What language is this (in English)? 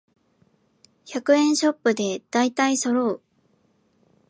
Japanese